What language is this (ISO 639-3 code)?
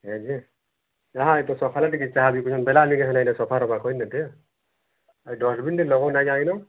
ori